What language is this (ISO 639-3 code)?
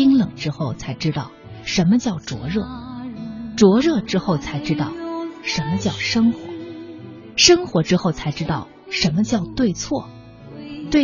zho